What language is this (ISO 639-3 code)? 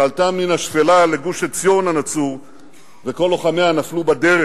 heb